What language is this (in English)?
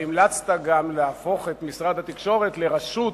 Hebrew